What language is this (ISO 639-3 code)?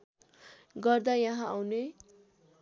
nep